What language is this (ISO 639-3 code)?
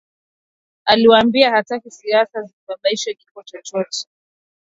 swa